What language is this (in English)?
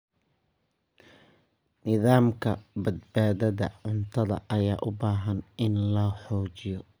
Somali